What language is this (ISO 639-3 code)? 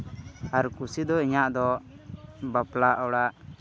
sat